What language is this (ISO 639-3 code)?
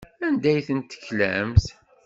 kab